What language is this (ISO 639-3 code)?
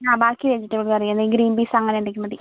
mal